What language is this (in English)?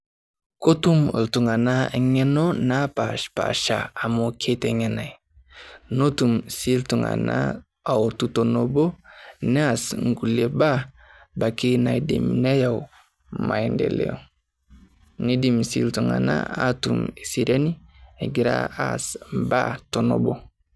Masai